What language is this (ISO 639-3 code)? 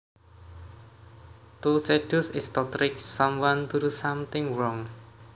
jav